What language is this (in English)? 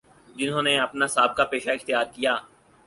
Urdu